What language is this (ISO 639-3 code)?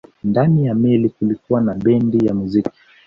swa